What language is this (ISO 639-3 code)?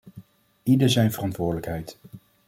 nld